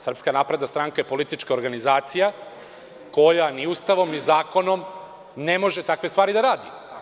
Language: Serbian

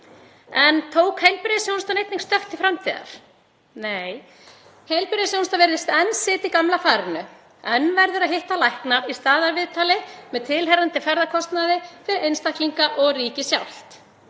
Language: Icelandic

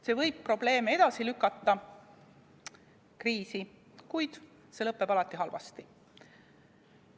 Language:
Estonian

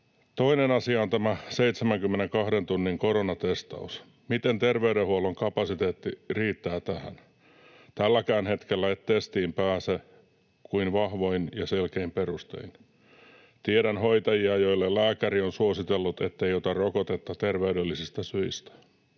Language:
Finnish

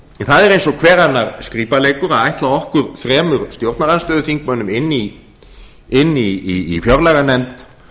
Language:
Icelandic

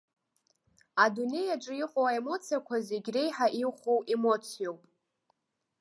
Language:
Abkhazian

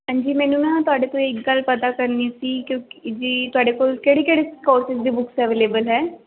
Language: Punjabi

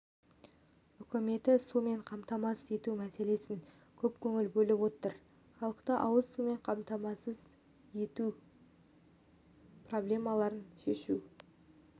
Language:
Kazakh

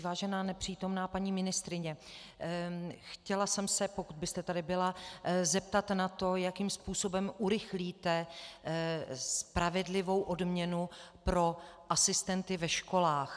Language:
Czech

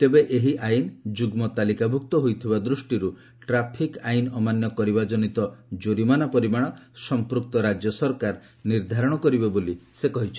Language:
Odia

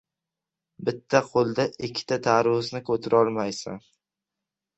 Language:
Uzbek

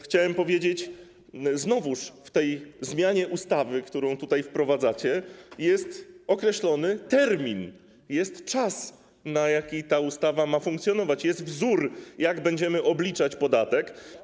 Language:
Polish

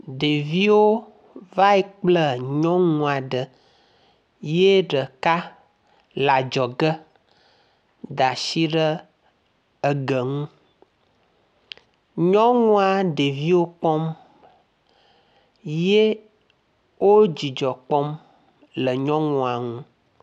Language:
Ewe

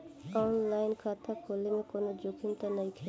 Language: Bhojpuri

